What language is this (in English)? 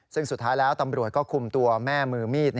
Thai